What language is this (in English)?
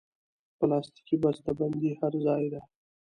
Pashto